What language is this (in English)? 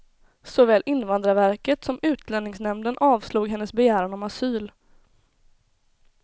Swedish